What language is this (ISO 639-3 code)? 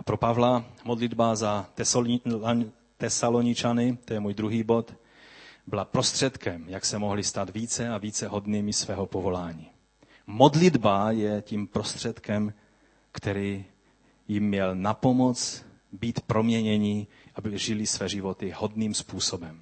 ces